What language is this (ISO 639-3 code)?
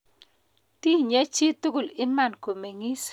kln